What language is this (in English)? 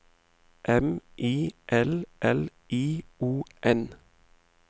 Norwegian